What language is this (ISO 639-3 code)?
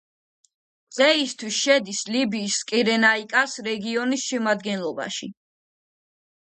kat